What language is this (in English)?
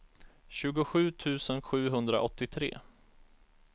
Swedish